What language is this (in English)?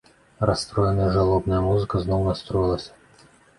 Belarusian